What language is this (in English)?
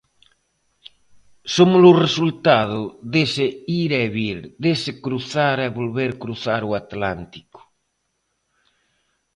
Galician